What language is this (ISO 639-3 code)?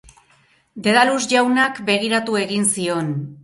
eus